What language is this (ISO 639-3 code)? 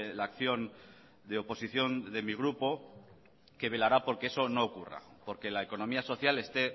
spa